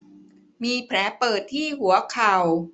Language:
Thai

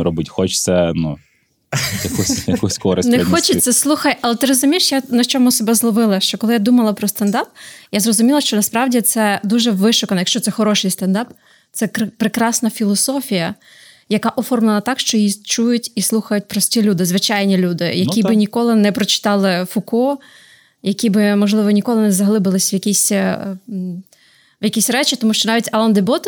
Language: Ukrainian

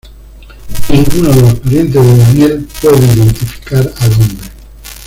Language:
Spanish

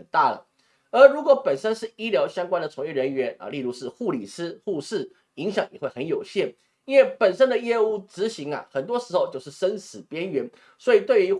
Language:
Chinese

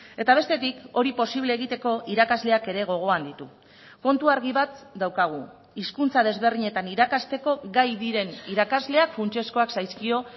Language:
Basque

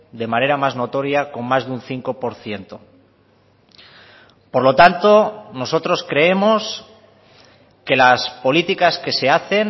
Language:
Spanish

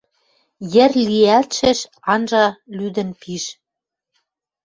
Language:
Western Mari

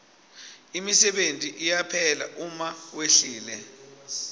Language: Swati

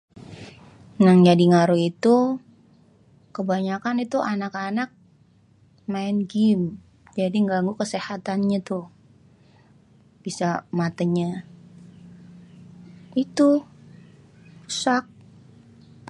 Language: Betawi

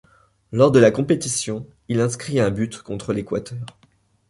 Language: French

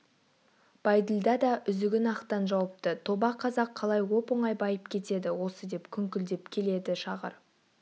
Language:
Kazakh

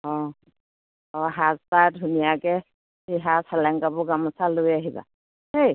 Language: Assamese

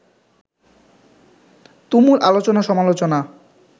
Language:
Bangla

